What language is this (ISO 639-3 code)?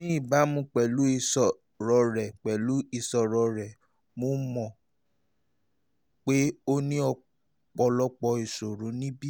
yor